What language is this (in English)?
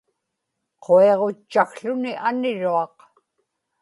Inupiaq